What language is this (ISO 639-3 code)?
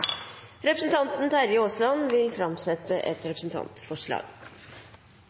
nno